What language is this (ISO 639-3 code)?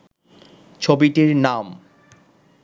ben